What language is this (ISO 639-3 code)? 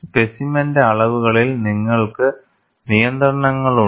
mal